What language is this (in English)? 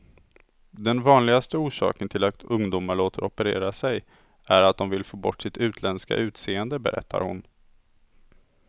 Swedish